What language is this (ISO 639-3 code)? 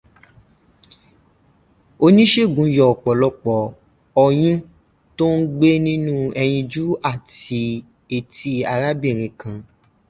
yor